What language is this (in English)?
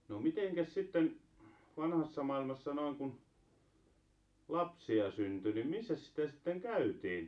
Finnish